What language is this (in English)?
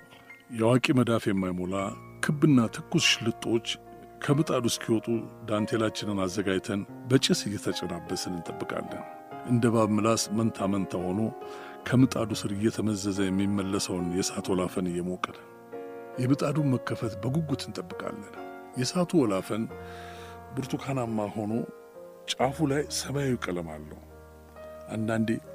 Amharic